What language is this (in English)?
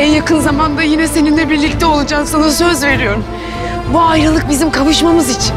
Turkish